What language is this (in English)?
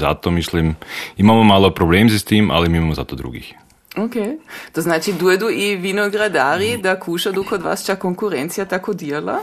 Croatian